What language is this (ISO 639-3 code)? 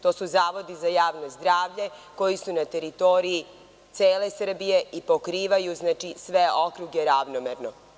srp